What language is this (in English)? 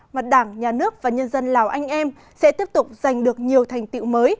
Vietnamese